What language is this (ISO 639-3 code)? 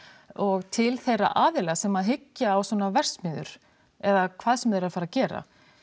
isl